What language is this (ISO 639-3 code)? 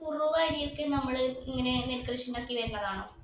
mal